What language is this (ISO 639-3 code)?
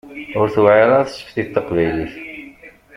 kab